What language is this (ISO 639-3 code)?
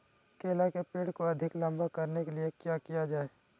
mag